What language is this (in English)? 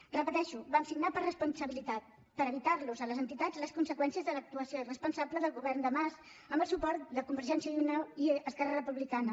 Catalan